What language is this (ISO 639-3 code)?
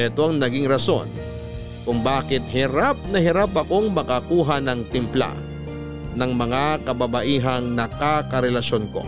fil